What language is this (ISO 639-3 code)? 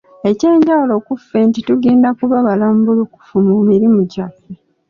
lug